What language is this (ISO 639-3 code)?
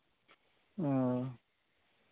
sat